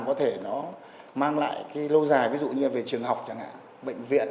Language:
Vietnamese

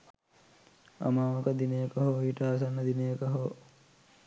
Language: Sinhala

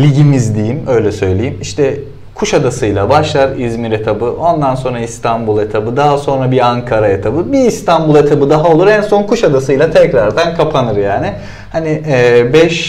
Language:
Turkish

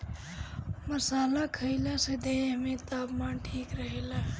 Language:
Bhojpuri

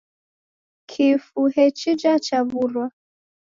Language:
Taita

